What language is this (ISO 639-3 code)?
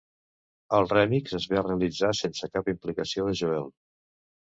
cat